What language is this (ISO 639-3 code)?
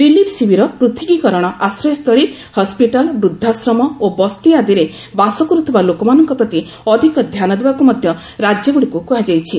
ori